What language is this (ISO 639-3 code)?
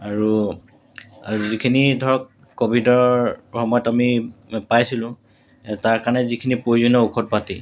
asm